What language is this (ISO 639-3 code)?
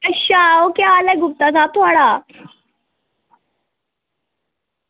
doi